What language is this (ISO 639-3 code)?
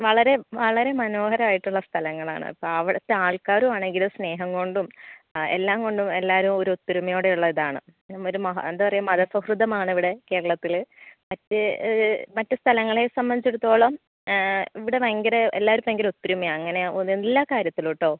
mal